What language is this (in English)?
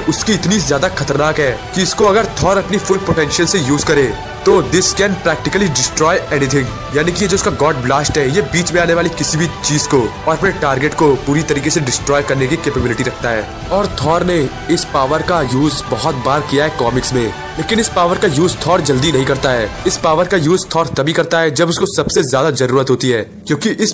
Hindi